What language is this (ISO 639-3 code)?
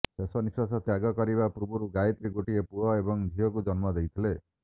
ori